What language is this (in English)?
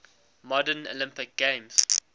English